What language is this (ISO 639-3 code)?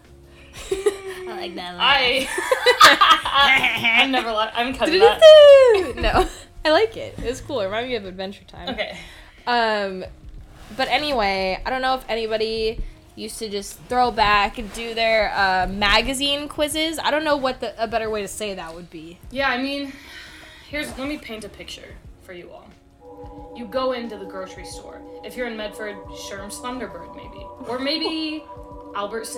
eng